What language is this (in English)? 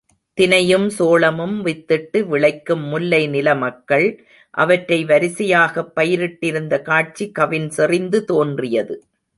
Tamil